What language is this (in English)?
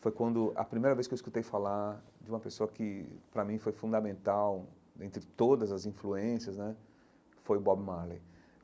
Portuguese